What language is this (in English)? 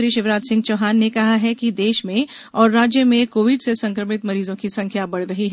Hindi